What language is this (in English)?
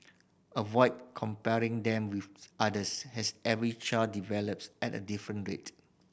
English